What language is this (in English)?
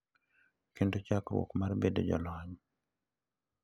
Luo (Kenya and Tanzania)